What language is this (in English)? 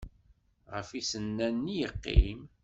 Kabyle